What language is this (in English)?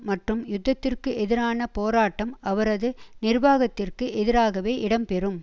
Tamil